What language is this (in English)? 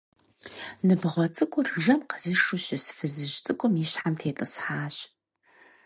Kabardian